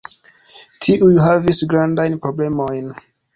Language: Esperanto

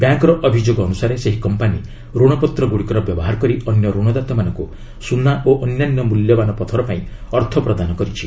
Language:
Odia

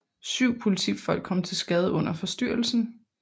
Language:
Danish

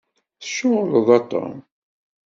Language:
Kabyle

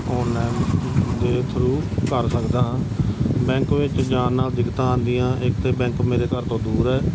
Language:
Punjabi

